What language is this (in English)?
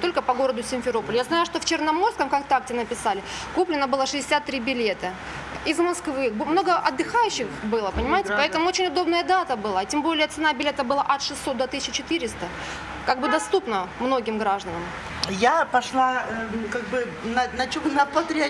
Russian